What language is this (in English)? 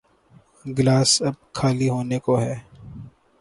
Urdu